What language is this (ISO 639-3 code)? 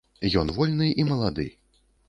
bel